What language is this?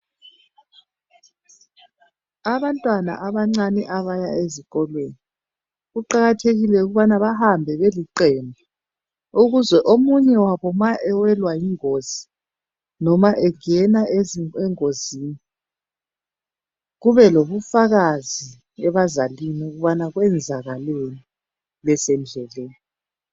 North Ndebele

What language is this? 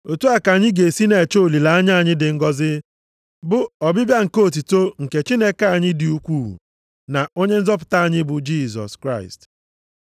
Igbo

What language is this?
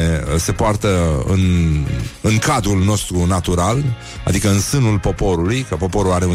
Romanian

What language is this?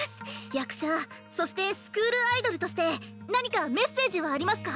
Japanese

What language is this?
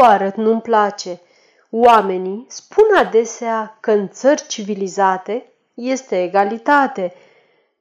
Romanian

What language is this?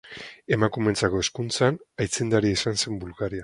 Basque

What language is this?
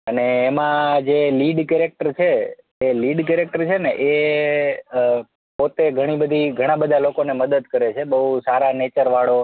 Gujarati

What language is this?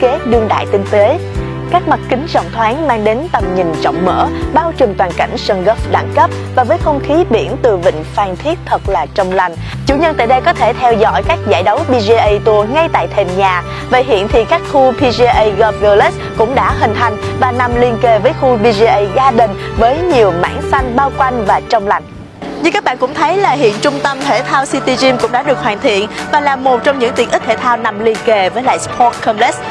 Vietnamese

